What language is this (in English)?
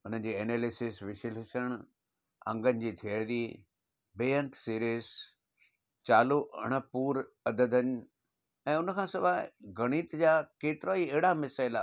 Sindhi